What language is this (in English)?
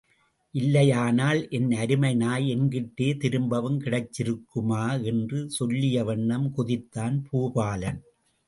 Tamil